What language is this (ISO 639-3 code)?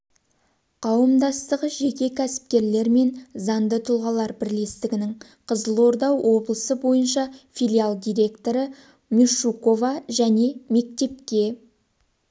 kaz